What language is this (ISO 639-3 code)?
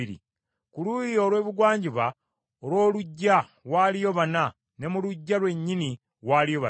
lug